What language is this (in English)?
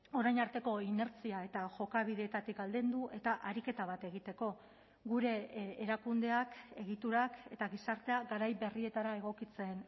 Basque